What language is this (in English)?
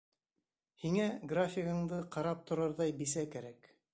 Bashkir